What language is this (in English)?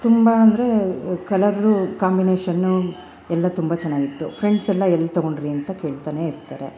Kannada